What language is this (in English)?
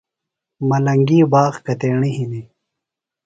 Phalura